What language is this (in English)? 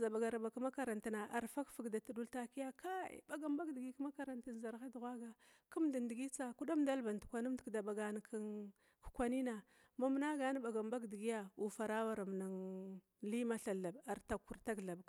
Glavda